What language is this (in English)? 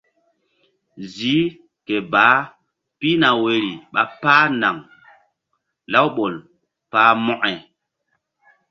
Mbum